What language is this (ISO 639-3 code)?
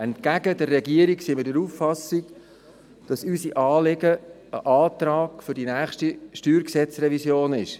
gsw